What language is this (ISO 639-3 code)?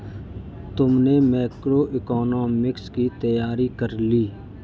hin